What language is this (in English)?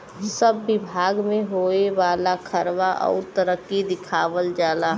Bhojpuri